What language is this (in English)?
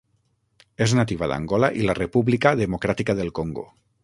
Catalan